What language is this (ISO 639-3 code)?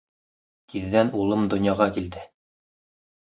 bak